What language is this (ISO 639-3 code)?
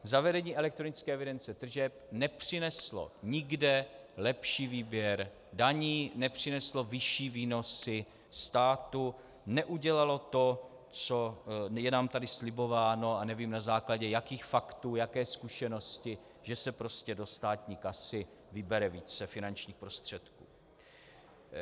ces